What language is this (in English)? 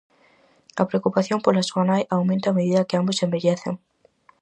Galician